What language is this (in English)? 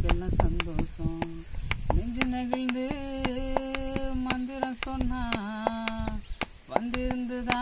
Dutch